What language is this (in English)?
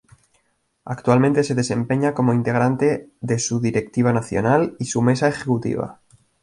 Spanish